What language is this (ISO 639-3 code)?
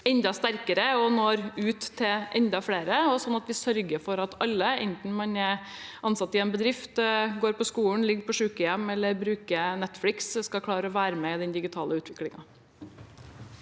nor